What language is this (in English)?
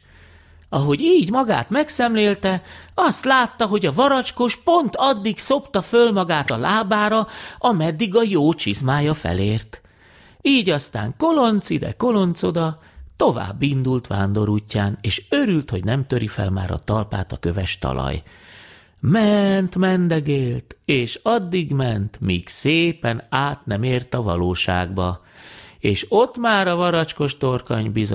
Hungarian